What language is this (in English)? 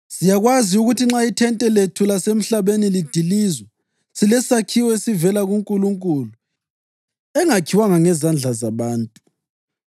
North Ndebele